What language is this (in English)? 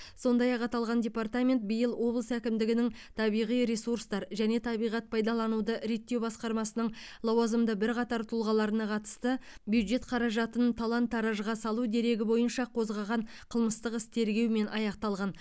Kazakh